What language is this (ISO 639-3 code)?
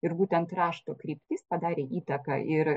lit